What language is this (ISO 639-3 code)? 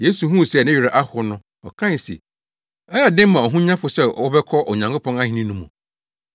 aka